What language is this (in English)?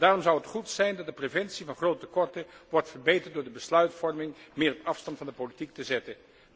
Dutch